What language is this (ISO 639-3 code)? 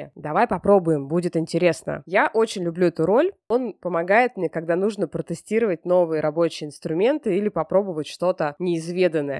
rus